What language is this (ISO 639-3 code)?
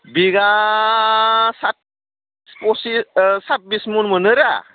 brx